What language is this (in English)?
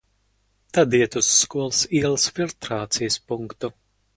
Latvian